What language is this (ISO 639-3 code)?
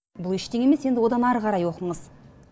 kaz